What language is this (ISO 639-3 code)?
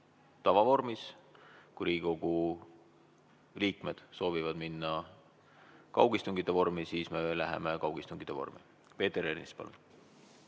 est